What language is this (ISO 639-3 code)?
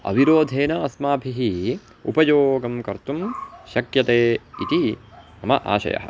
san